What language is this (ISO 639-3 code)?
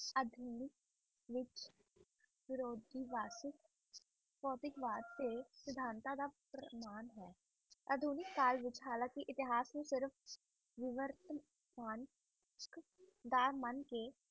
pan